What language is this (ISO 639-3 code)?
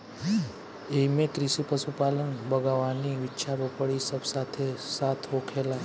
bho